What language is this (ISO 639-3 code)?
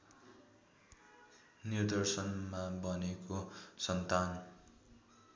nep